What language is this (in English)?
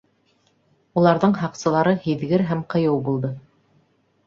Bashkir